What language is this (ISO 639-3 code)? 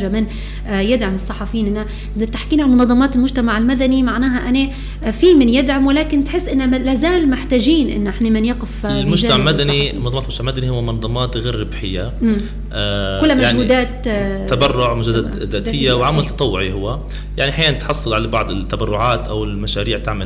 ara